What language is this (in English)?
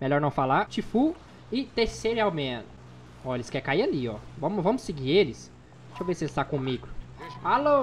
Portuguese